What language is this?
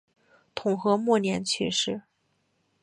Chinese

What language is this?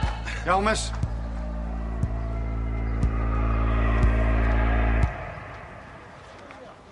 Welsh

